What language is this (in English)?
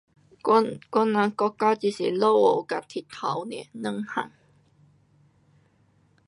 Pu-Xian Chinese